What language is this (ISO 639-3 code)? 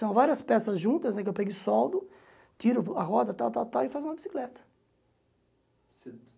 por